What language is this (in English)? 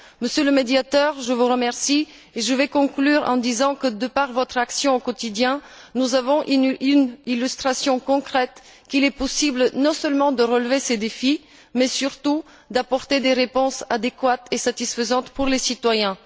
French